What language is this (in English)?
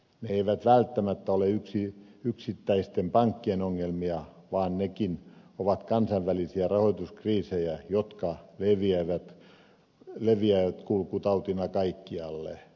Finnish